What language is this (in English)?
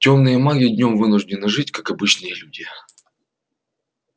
Russian